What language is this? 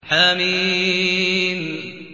Arabic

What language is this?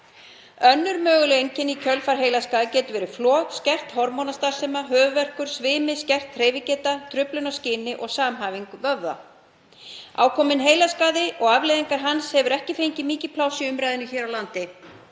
Icelandic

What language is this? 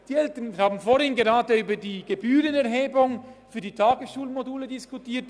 Swiss German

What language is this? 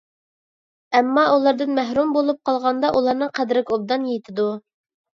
Uyghur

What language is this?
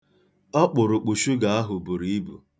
Igbo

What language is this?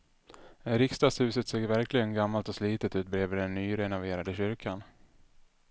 Swedish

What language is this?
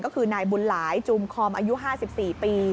Thai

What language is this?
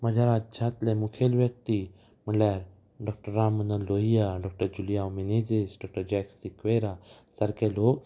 Konkani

